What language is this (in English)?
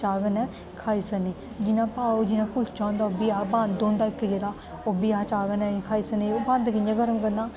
Dogri